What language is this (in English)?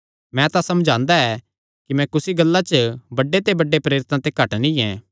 Kangri